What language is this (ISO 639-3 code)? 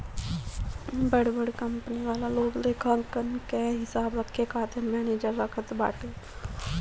bho